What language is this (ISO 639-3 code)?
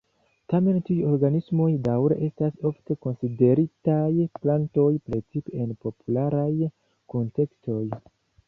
epo